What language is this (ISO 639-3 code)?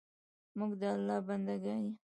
pus